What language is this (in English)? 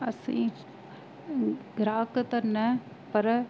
Sindhi